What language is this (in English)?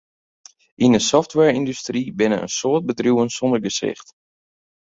Western Frisian